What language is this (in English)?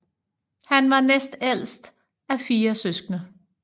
Danish